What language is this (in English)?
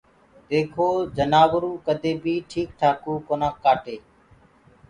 Gurgula